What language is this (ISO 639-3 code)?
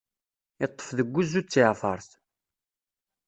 kab